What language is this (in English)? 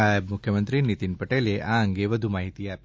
Gujarati